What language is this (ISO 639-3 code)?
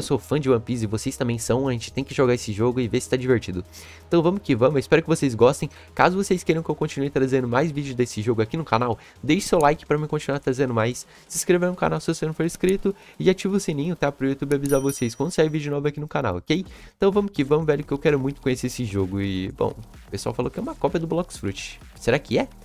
por